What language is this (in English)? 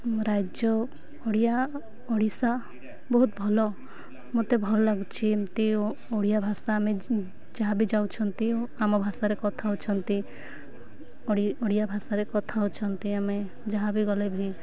Odia